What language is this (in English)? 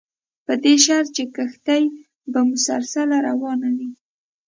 Pashto